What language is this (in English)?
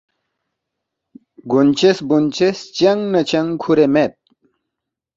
Balti